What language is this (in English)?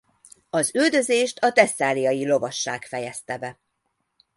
Hungarian